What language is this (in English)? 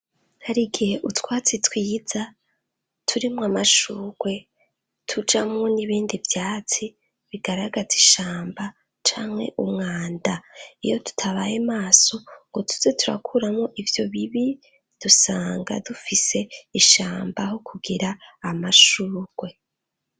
Rundi